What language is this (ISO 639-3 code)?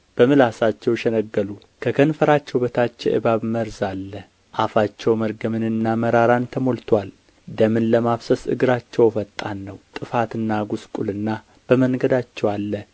amh